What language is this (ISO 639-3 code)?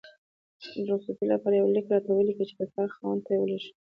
pus